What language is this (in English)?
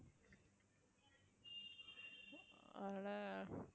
Tamil